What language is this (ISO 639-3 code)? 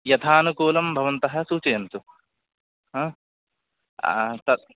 san